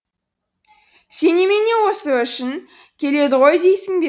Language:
Kazakh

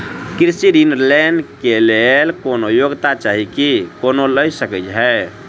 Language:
Maithili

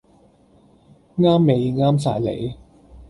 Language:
Cantonese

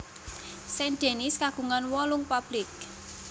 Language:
Javanese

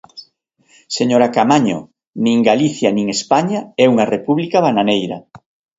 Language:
Galician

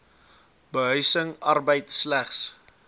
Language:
Afrikaans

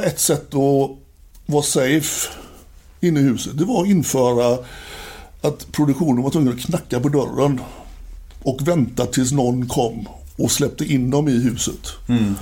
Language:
Swedish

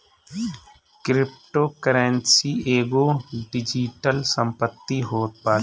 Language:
Bhojpuri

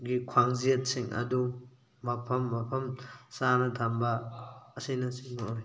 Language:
Manipuri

